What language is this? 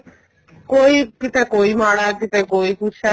Punjabi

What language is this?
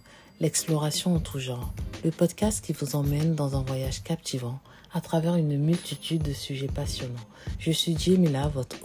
French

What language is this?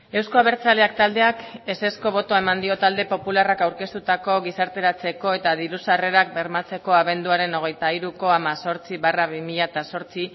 Basque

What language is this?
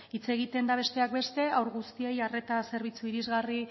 Basque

